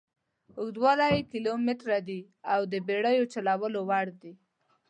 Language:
Pashto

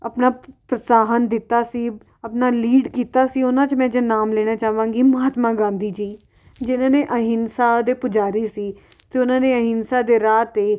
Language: Punjabi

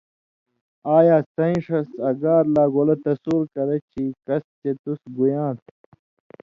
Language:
Indus Kohistani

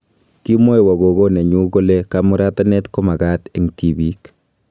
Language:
Kalenjin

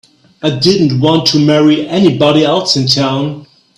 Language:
English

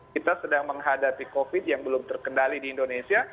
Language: Indonesian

